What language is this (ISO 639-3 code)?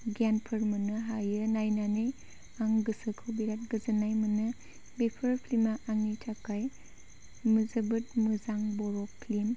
brx